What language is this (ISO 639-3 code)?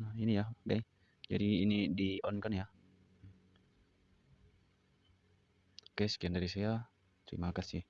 ind